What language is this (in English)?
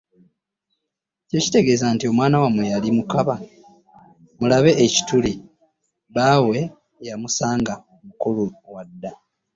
Ganda